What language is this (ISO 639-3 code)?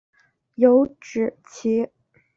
zho